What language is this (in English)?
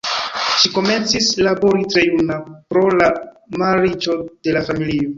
Esperanto